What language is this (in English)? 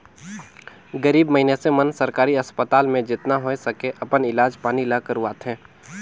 Chhattisgarhi